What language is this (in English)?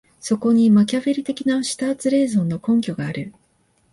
Japanese